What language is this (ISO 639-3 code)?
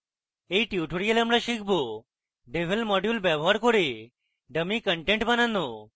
ben